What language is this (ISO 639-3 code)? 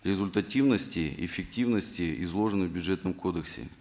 kaz